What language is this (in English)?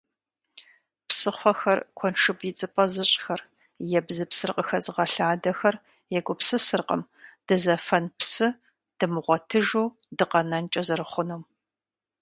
Kabardian